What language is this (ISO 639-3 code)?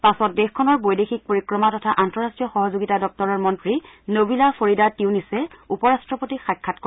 asm